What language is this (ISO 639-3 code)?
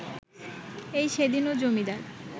ben